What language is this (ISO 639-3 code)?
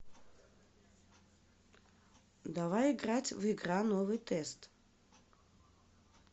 rus